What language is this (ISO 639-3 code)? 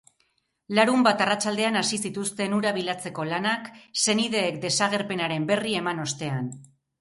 eus